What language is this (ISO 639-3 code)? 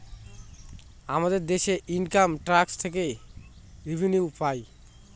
ben